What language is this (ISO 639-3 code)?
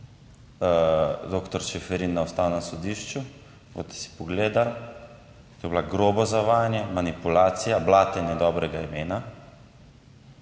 slv